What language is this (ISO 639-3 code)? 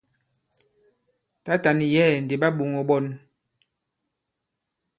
abb